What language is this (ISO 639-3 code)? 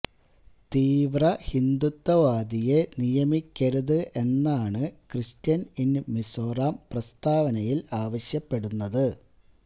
mal